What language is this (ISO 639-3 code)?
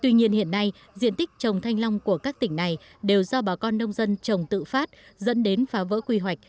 vie